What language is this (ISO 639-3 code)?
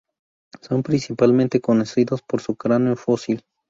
spa